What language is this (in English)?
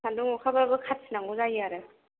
Bodo